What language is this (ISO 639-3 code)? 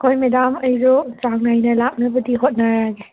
mni